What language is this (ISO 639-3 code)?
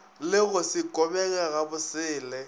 nso